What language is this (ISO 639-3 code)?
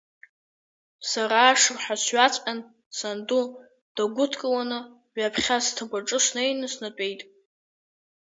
abk